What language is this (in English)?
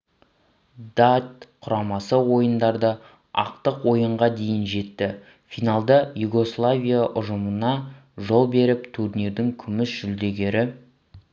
Kazakh